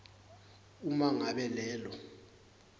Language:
Swati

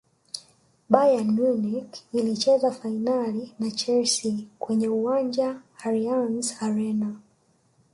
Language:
Swahili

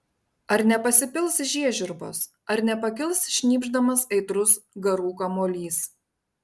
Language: Lithuanian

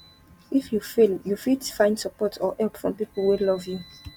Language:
Nigerian Pidgin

